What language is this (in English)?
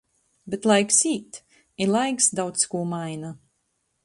Latgalian